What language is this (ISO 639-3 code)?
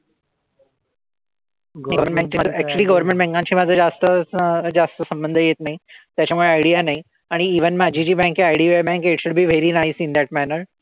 mar